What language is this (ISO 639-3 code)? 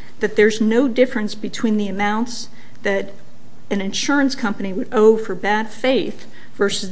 eng